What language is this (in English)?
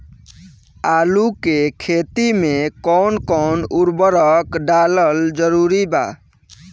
Bhojpuri